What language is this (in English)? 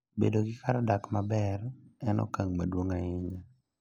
Luo (Kenya and Tanzania)